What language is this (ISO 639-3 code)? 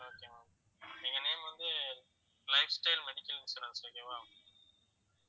tam